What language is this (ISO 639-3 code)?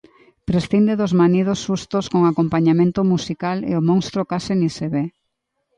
glg